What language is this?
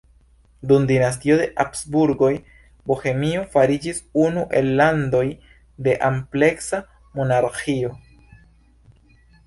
Esperanto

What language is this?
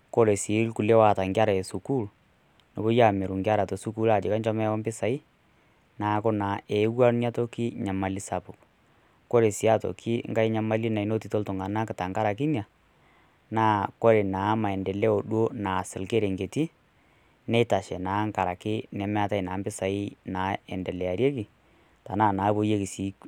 Masai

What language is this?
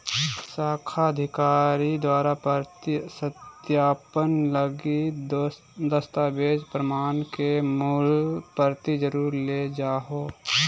Magahi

